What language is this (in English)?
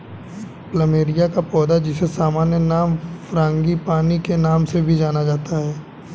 Hindi